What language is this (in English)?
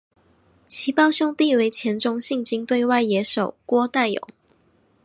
Chinese